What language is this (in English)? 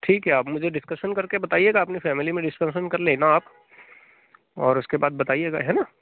Hindi